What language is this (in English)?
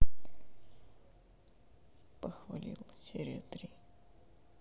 Russian